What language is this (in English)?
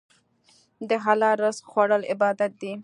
Pashto